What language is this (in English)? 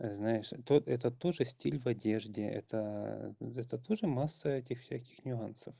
Russian